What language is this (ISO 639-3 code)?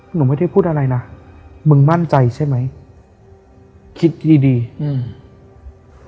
tha